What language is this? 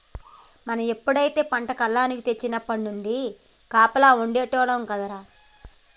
Telugu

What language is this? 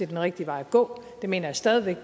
Danish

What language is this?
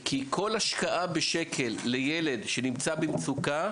Hebrew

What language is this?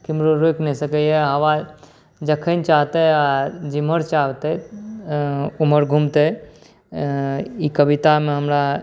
Maithili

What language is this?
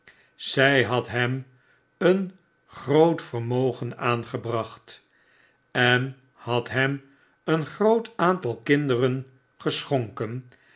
Dutch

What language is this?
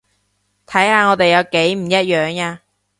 Cantonese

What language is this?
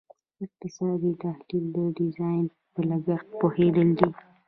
Pashto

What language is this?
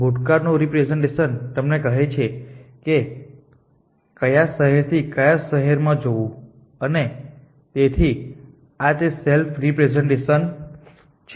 Gujarati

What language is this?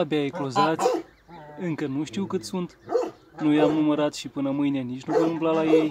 Romanian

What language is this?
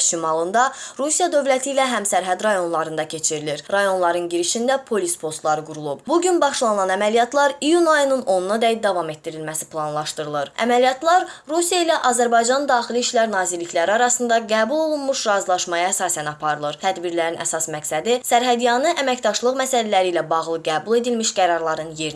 Azerbaijani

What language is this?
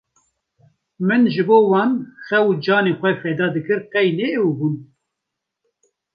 Kurdish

